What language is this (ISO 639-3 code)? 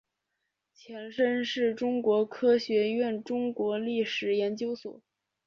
zho